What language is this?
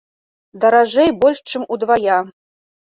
Belarusian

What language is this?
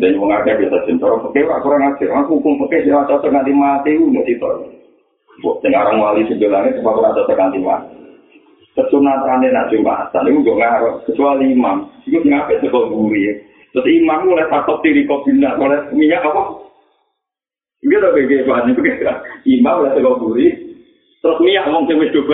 Malay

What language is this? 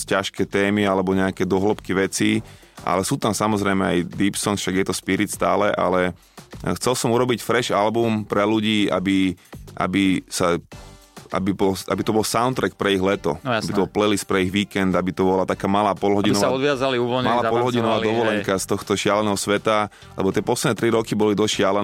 Slovak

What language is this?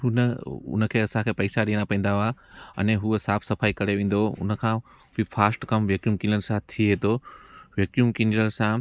Sindhi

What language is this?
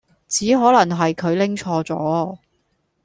Cantonese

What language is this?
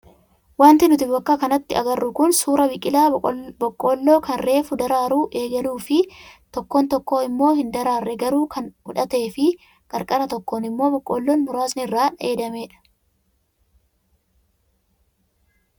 Oromo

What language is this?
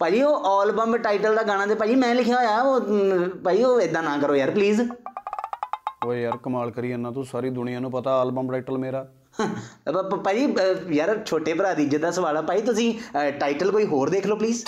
Punjabi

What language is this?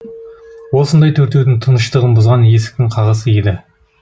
Kazakh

